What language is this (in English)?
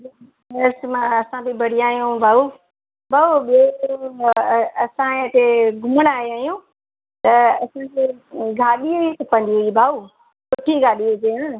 Sindhi